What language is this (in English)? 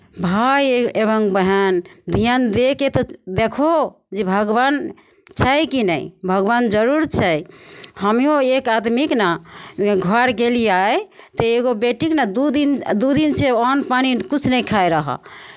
Maithili